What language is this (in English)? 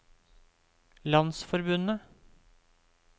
Norwegian